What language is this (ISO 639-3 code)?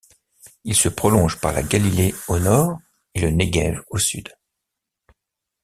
fra